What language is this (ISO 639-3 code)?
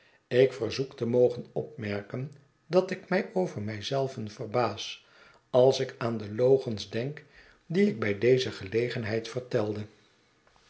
nld